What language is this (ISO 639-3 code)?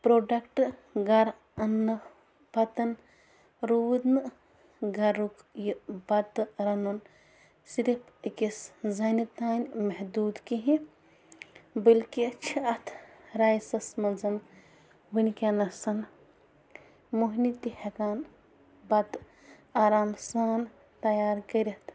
kas